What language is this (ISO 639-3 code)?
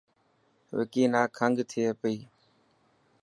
mki